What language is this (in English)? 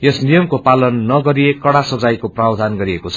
Nepali